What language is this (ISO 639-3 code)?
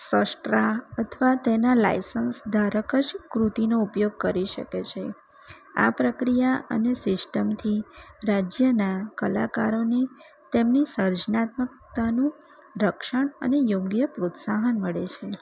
guj